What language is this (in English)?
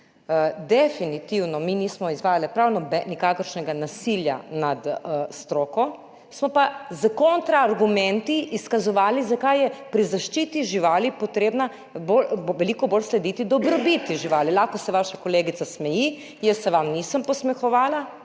Slovenian